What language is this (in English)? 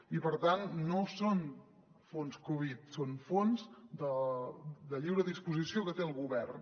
Catalan